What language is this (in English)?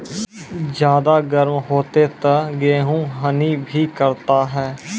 Maithili